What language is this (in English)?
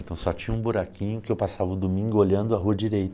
Portuguese